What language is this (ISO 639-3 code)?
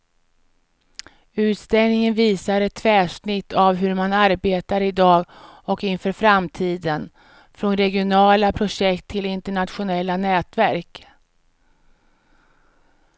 swe